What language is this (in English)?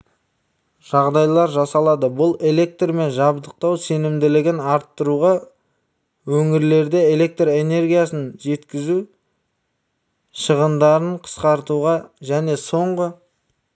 Kazakh